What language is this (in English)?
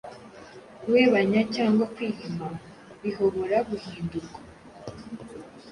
Kinyarwanda